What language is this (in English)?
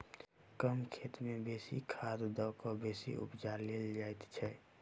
Maithili